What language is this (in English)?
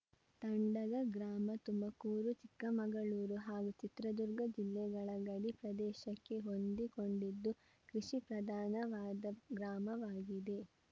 Kannada